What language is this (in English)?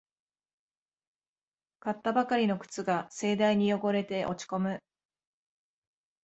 Japanese